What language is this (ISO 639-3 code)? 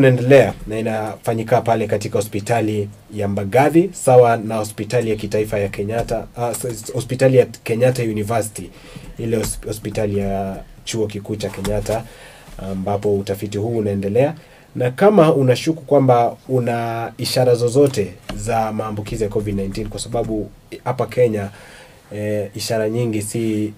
swa